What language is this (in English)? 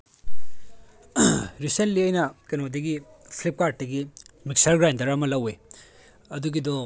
Manipuri